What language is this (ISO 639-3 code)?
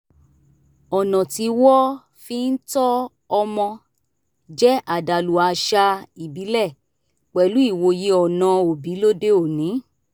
yor